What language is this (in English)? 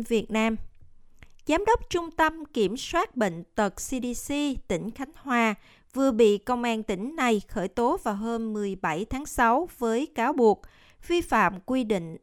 Vietnamese